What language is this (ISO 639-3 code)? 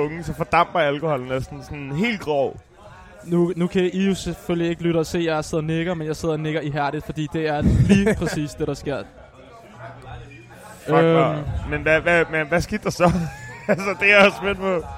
dan